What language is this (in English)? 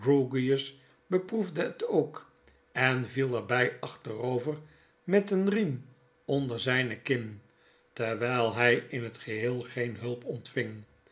Dutch